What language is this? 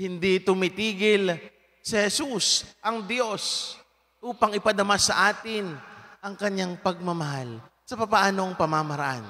Filipino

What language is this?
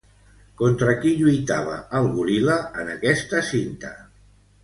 Catalan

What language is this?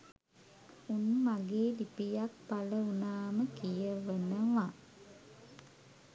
Sinhala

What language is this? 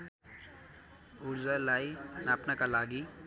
Nepali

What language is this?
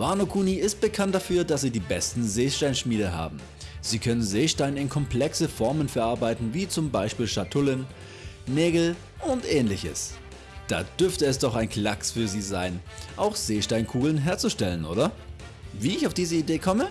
German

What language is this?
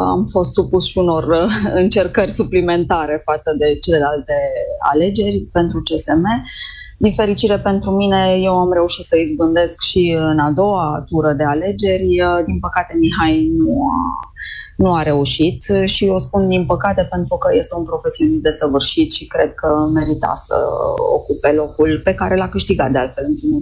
Romanian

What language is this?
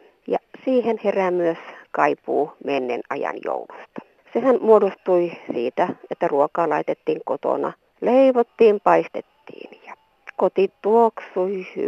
Finnish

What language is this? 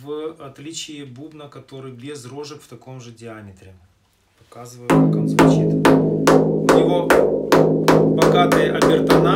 Russian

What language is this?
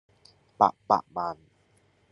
Cantonese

